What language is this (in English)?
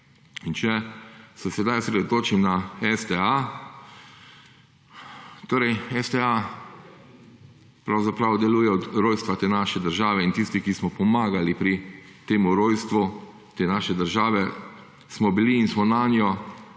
Slovenian